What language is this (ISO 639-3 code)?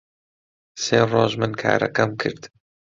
ckb